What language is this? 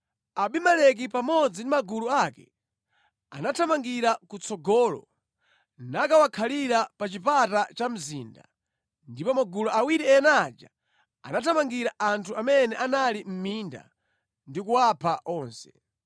Nyanja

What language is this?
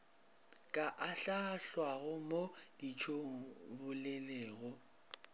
Northern Sotho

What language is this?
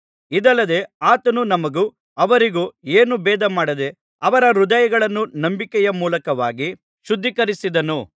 Kannada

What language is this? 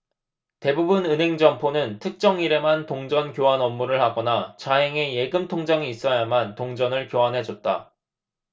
Korean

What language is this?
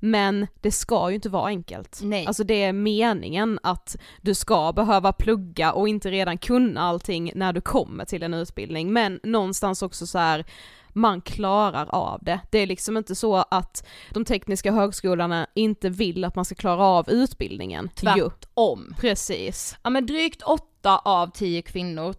Swedish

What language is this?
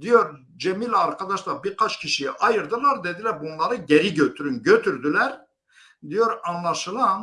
Turkish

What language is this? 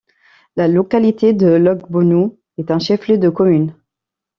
French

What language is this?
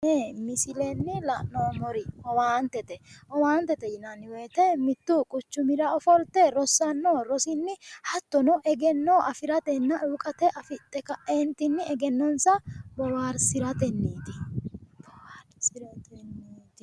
Sidamo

